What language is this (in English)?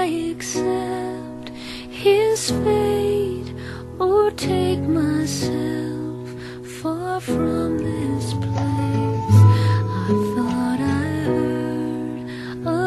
Chinese